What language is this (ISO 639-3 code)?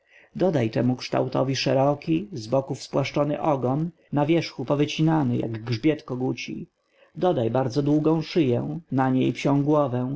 pol